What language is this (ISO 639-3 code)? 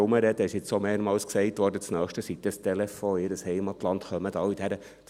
gsw